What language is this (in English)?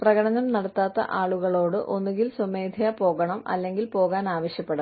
Malayalam